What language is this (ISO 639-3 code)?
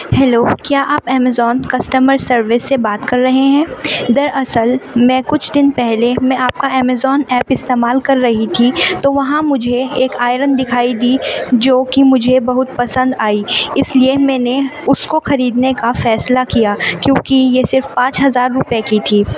urd